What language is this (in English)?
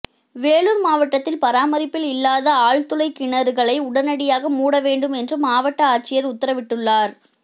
Tamil